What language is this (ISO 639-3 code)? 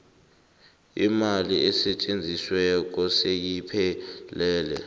nbl